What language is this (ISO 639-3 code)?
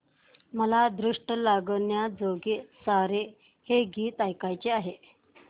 mar